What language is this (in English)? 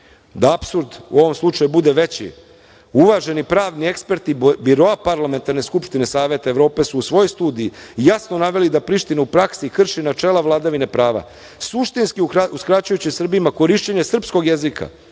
Serbian